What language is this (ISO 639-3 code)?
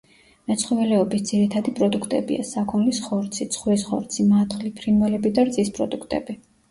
kat